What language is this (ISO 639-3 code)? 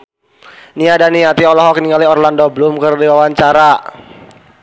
sun